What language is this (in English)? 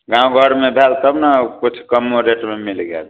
Maithili